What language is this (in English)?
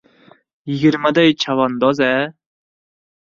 Uzbek